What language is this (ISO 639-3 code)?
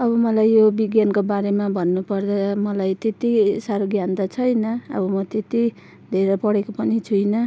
nep